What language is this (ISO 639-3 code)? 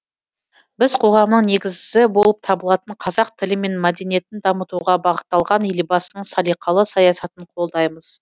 kaz